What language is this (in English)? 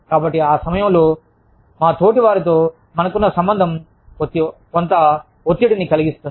Telugu